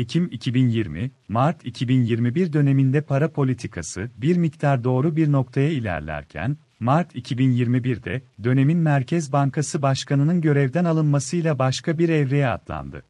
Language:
Turkish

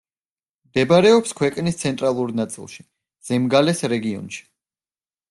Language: Georgian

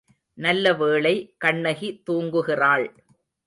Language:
Tamil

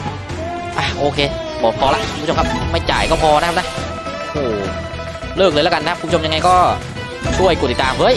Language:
Thai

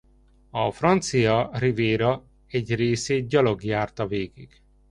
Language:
Hungarian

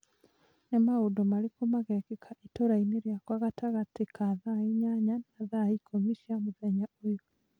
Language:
Kikuyu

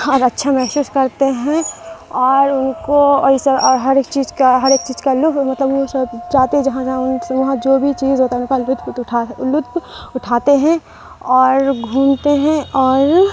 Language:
Urdu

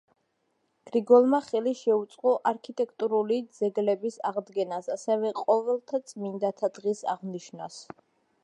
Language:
Georgian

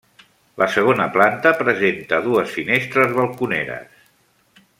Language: Catalan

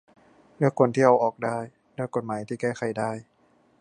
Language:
Thai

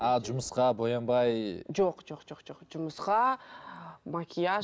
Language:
Kazakh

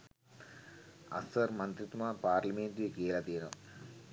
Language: Sinhala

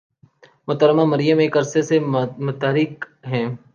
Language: Urdu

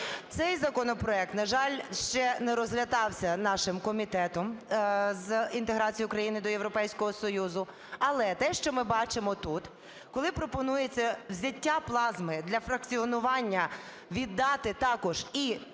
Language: Ukrainian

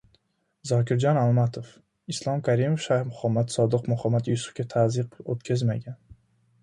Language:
Uzbek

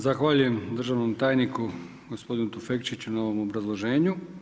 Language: Croatian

